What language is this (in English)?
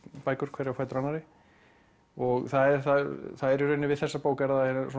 Icelandic